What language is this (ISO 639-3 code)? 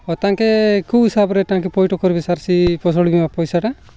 ori